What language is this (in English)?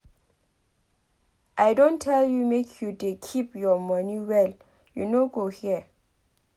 Nigerian Pidgin